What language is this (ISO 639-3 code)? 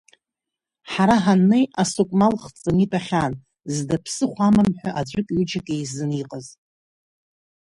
abk